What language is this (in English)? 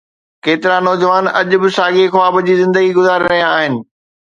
Sindhi